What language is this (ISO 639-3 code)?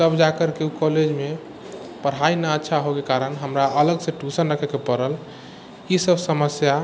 mai